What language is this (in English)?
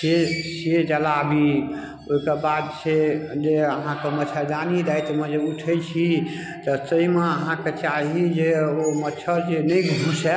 Maithili